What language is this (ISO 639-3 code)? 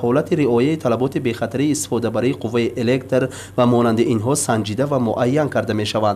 fas